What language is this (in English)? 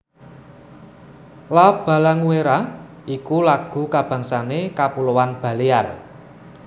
Javanese